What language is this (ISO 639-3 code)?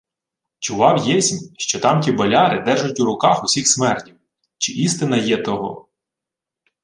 ukr